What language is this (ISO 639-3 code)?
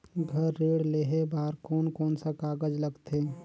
hne